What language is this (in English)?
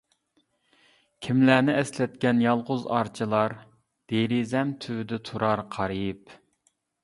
Uyghur